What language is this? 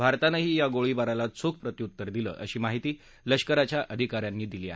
Marathi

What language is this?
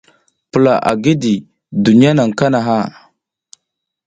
South Giziga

